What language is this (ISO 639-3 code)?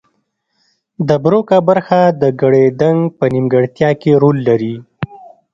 pus